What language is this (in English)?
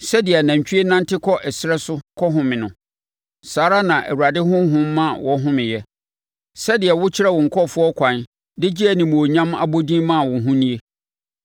Akan